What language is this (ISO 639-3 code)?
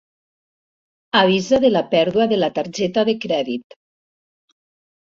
cat